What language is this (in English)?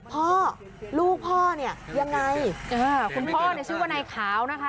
Thai